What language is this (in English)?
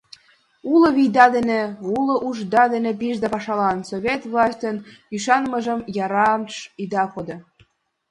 Mari